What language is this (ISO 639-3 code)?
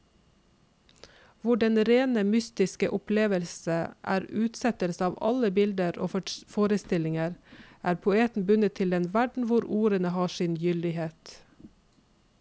nor